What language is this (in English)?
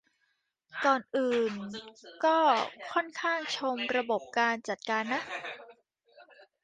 Thai